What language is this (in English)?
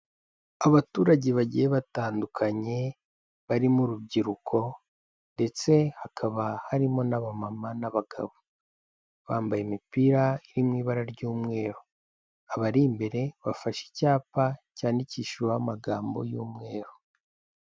Kinyarwanda